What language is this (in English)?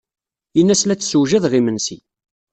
Kabyle